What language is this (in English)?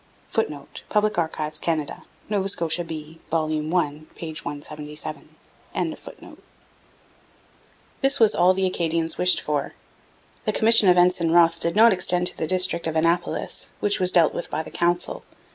English